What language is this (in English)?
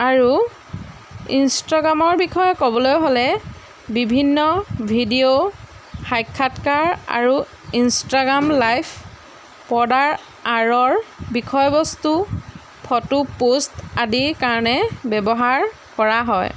Assamese